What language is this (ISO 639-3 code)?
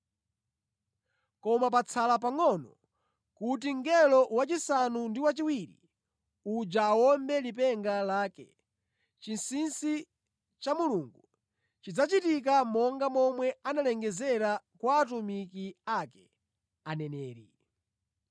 nya